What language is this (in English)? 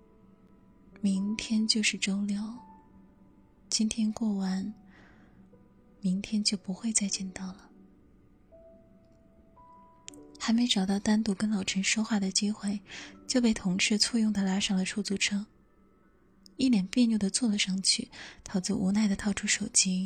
Chinese